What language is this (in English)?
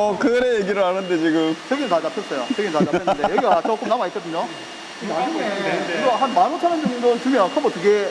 Korean